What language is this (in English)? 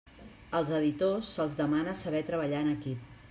Catalan